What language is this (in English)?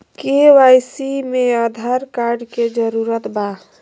Magahi